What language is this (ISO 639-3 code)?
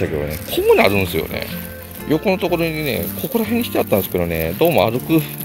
jpn